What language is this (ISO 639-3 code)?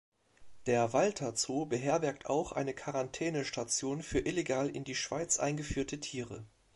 deu